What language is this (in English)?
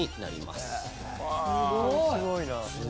Japanese